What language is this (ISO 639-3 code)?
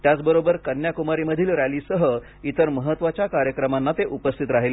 mar